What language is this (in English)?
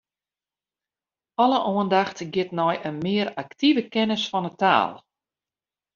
Western Frisian